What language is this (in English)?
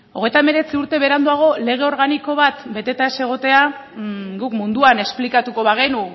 Basque